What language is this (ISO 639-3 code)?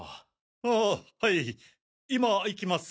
jpn